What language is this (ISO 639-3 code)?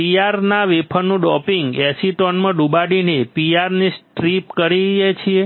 guj